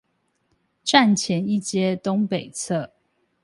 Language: Chinese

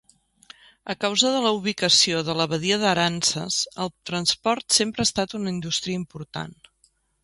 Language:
Catalan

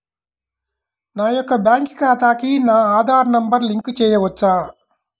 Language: Telugu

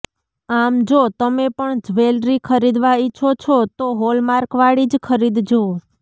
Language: Gujarati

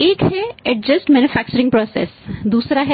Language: Hindi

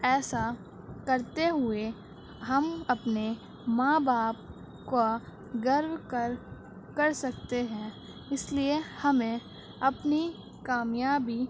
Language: Urdu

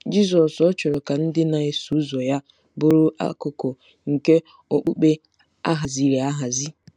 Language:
Igbo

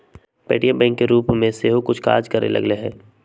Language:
Magahi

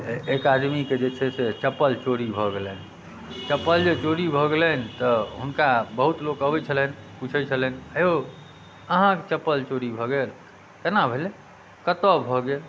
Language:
Maithili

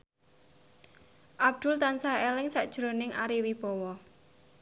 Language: Javanese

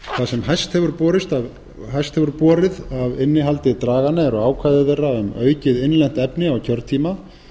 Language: Icelandic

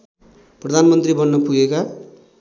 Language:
Nepali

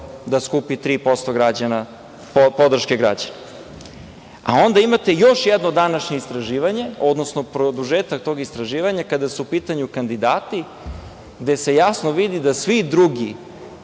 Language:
Serbian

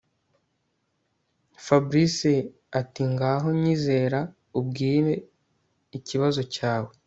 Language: Kinyarwanda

